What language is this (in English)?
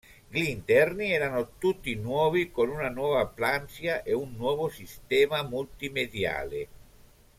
Italian